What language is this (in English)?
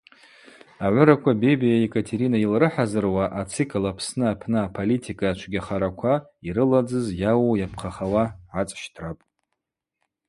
Abaza